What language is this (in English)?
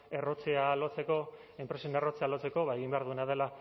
Basque